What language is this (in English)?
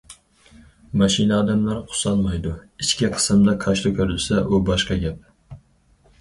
Uyghur